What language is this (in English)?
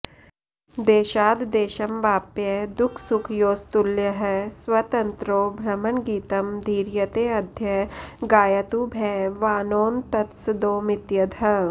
Sanskrit